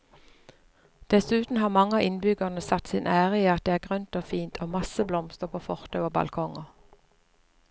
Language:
Norwegian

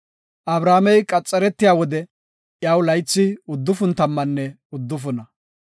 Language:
Gofa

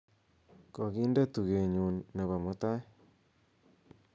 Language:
Kalenjin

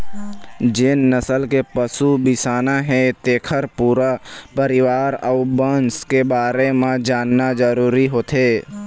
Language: Chhattisgarhi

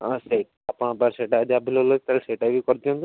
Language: Odia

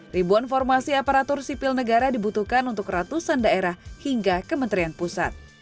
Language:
Indonesian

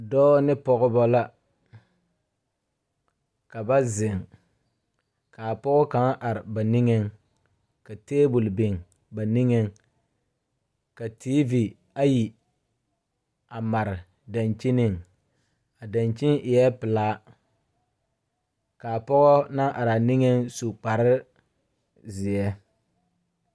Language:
Southern Dagaare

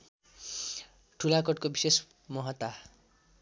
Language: Nepali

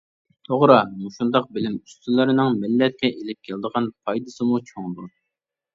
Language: Uyghur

